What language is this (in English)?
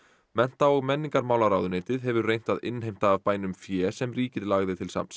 Icelandic